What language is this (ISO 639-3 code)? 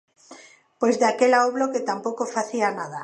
glg